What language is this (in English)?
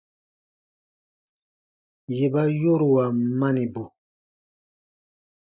Baatonum